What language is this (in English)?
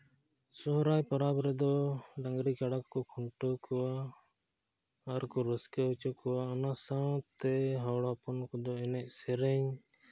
Santali